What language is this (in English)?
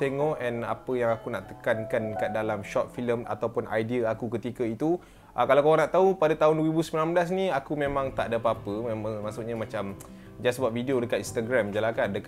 Malay